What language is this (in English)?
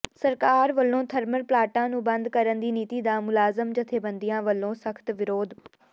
Punjabi